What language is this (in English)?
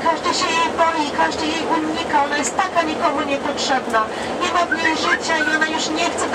Polish